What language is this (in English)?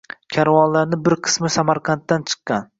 Uzbek